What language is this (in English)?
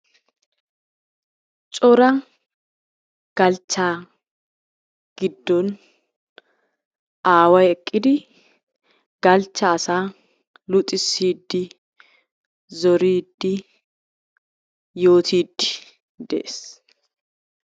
Wolaytta